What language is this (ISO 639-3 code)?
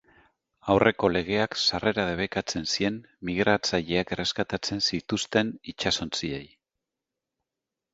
eus